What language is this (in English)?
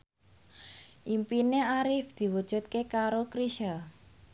Javanese